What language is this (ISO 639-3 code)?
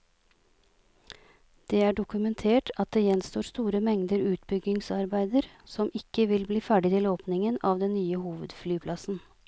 nor